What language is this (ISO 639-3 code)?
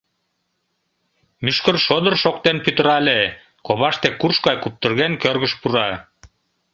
chm